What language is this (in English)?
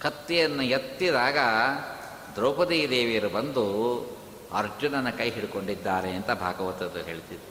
Kannada